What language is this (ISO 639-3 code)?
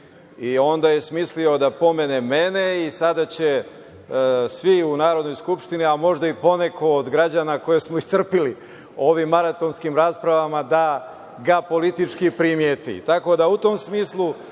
srp